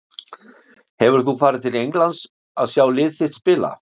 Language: Icelandic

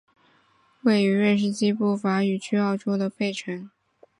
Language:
Chinese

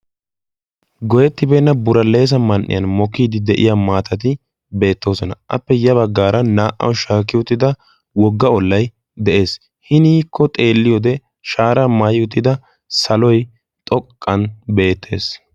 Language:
Wolaytta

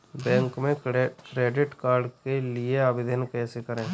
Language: Hindi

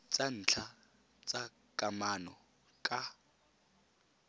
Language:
Tswana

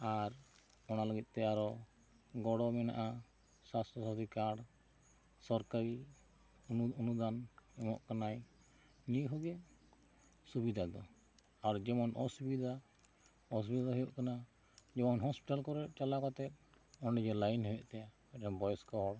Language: Santali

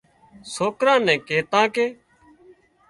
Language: Wadiyara Koli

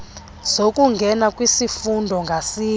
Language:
Xhosa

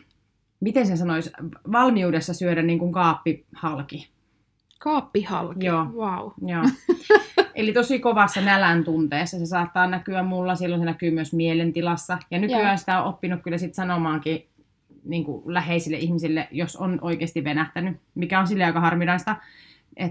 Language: Finnish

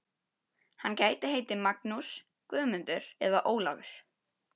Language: Icelandic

